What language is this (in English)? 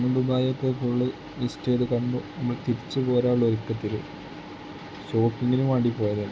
Malayalam